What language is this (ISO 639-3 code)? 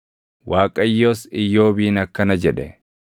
orm